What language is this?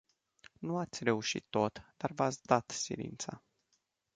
Romanian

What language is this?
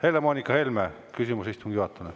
Estonian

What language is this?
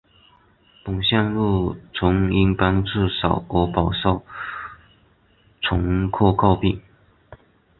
Chinese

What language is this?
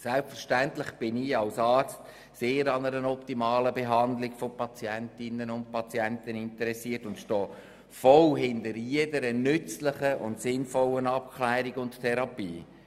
Swiss German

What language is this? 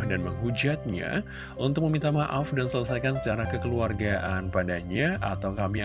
Indonesian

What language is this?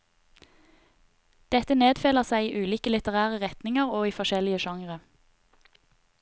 Norwegian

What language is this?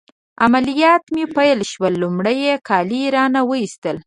Pashto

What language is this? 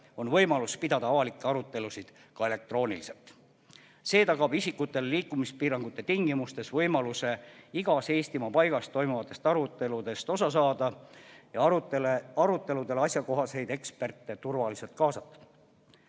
Estonian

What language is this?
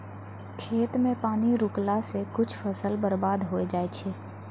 Maithili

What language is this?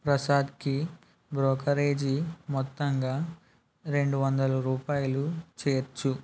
Telugu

